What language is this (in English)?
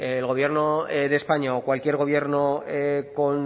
Spanish